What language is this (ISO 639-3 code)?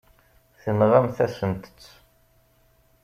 kab